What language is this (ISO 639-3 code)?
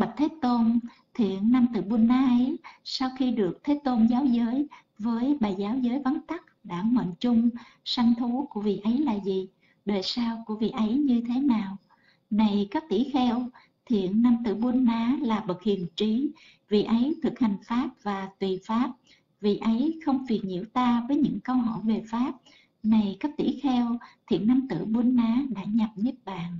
vie